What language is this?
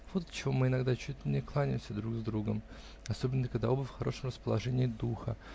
Russian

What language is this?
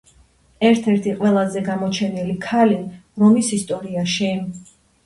Georgian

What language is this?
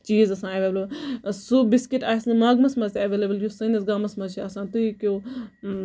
Kashmiri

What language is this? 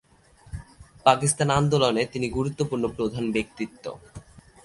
Bangla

